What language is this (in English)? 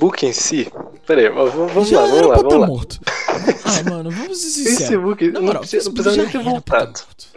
Portuguese